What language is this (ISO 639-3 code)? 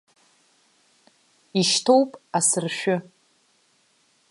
abk